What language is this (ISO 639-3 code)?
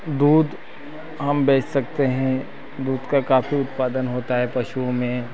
hin